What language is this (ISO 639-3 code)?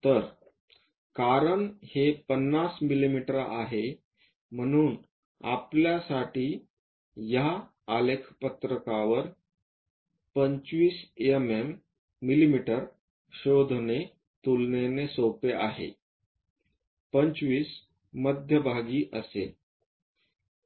mar